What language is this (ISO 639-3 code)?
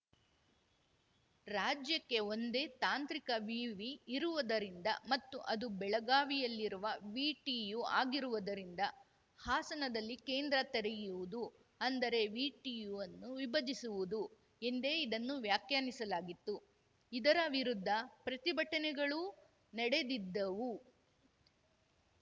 kan